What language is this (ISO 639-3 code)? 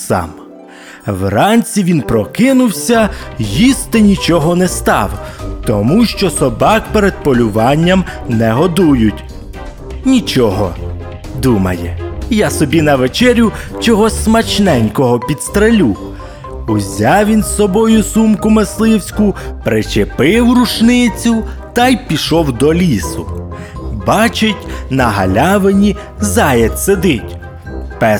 ukr